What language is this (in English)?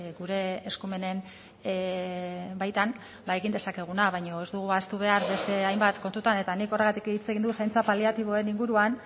Basque